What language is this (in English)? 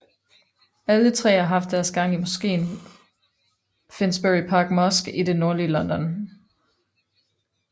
Danish